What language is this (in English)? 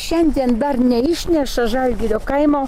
Lithuanian